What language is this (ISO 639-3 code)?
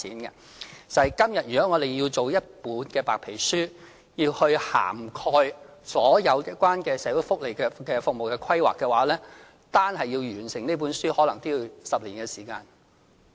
yue